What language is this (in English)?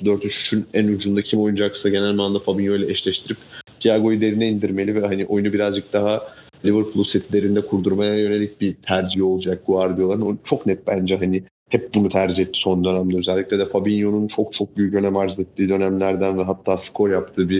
Turkish